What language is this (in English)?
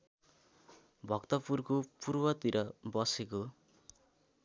Nepali